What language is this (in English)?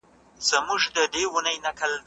Pashto